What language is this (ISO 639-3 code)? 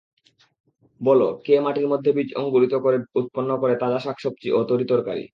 ben